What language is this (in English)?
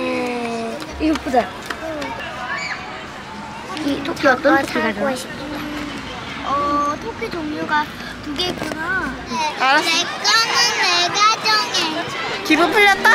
Korean